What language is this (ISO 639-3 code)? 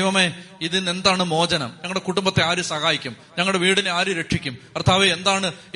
mal